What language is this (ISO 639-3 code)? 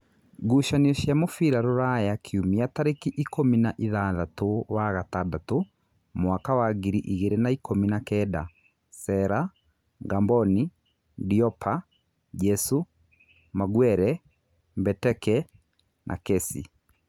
kik